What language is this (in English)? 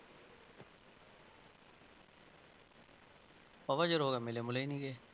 Punjabi